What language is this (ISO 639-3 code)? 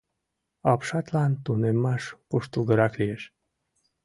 chm